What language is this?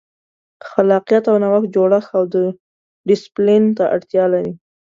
Pashto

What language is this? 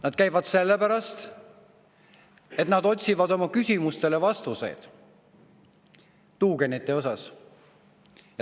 Estonian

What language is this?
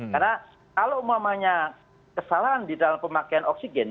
Indonesian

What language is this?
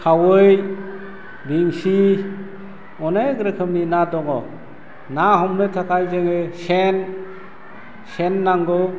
Bodo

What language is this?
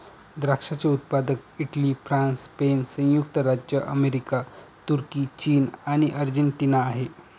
Marathi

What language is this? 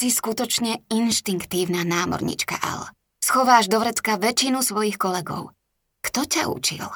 Slovak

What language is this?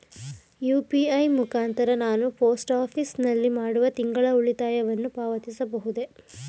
Kannada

